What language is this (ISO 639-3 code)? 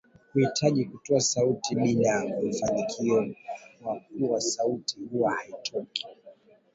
swa